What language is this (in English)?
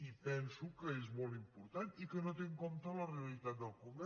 Catalan